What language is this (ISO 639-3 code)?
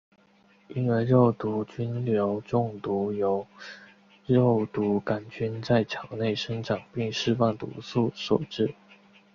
zho